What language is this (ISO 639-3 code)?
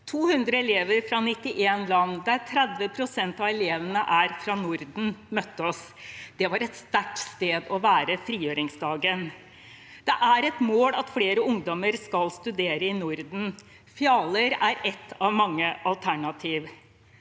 nor